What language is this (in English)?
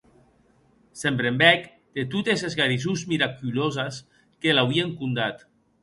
Occitan